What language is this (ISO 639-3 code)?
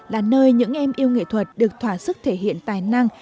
vie